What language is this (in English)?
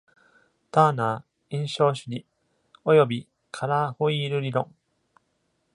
Japanese